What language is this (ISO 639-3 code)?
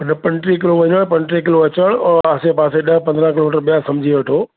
snd